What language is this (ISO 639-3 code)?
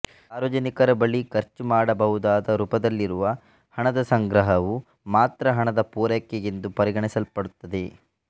kan